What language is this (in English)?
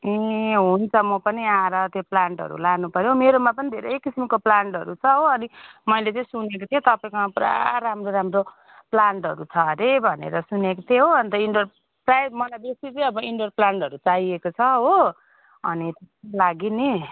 Nepali